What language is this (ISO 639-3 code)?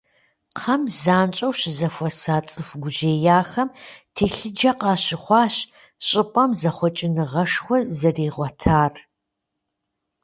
kbd